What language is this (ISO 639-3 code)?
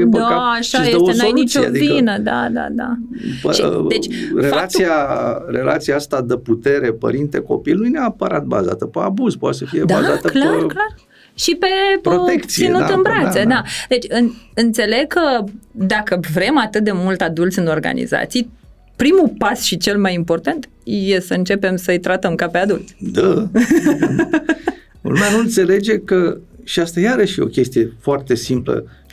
ron